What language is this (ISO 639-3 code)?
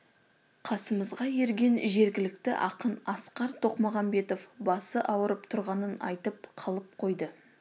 kaz